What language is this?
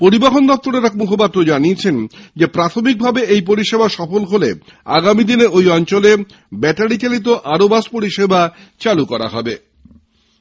Bangla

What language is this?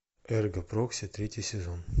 Russian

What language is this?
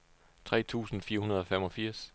Danish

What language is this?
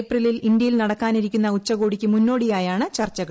Malayalam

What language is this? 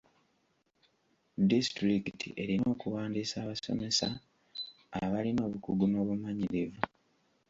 Ganda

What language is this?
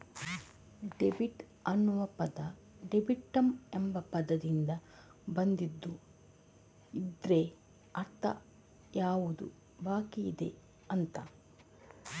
Kannada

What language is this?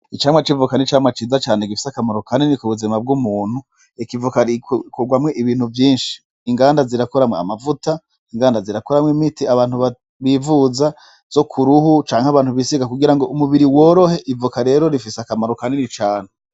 Rundi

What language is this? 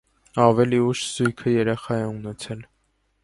Armenian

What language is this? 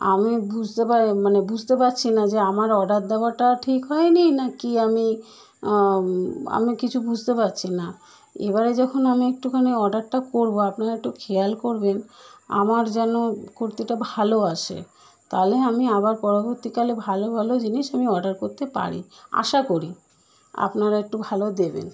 Bangla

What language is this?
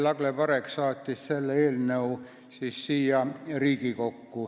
Estonian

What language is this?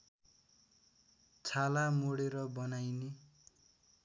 Nepali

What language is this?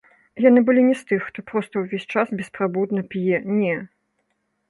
Belarusian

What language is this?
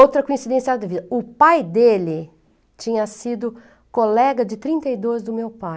Portuguese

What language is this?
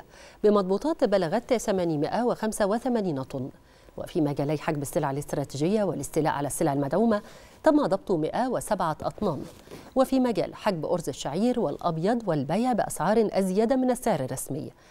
Arabic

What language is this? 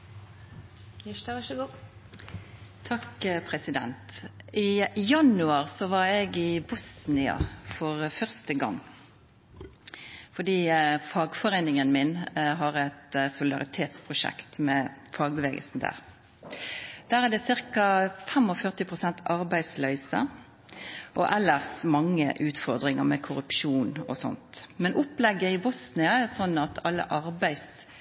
Norwegian Nynorsk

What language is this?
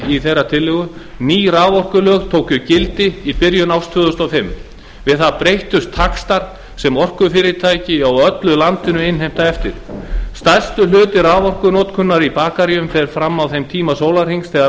Icelandic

